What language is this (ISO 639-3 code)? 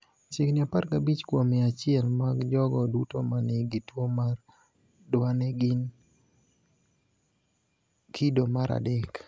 luo